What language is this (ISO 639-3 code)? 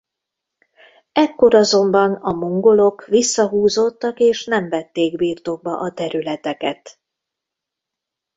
hun